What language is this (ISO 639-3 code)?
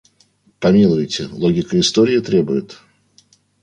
rus